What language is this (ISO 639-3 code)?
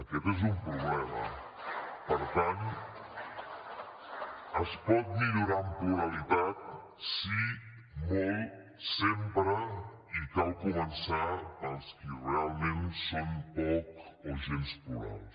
cat